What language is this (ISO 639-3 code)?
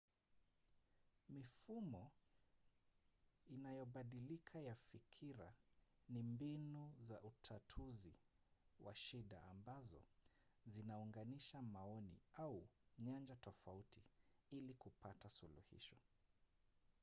swa